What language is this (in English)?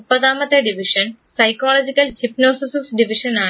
Malayalam